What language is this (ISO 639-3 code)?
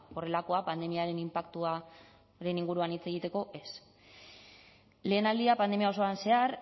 eus